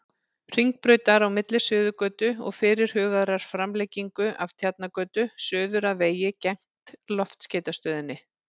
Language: Icelandic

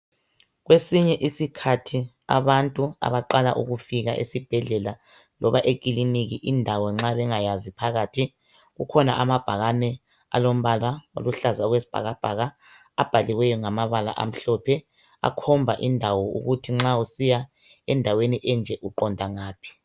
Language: North Ndebele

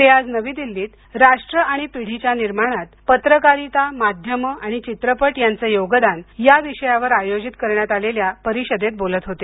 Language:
Marathi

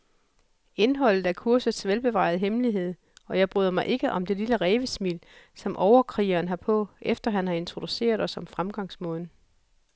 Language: Danish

